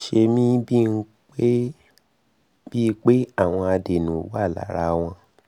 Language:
Yoruba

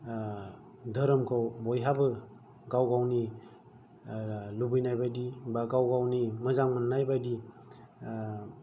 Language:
Bodo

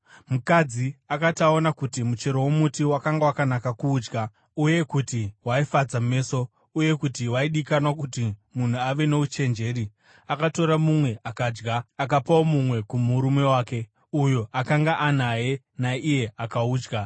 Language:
Shona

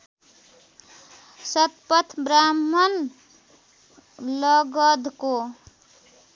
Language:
Nepali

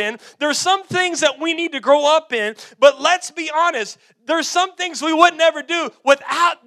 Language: English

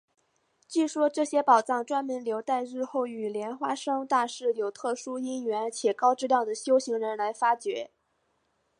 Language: Chinese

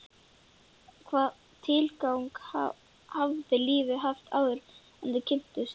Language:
Icelandic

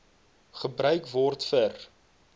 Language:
Afrikaans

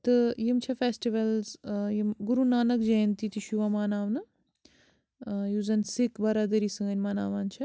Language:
Kashmiri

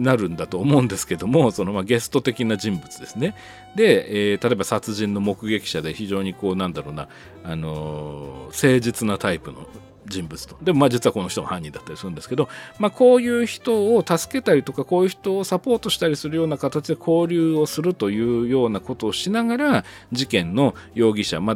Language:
Japanese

